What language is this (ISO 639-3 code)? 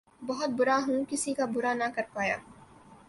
urd